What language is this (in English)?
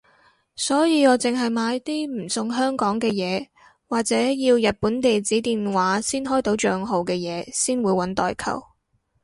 Cantonese